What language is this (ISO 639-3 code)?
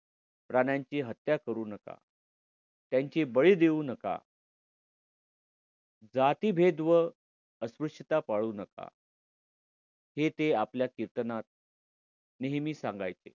mar